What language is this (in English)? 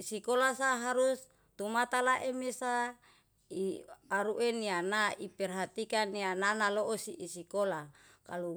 Yalahatan